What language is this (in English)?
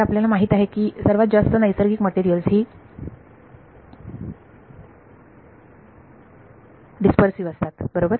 Marathi